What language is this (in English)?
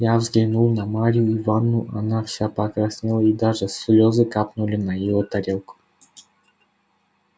Russian